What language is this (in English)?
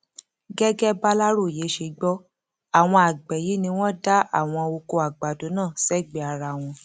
Yoruba